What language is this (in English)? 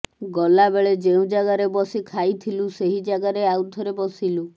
Odia